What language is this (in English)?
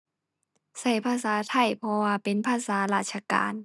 Thai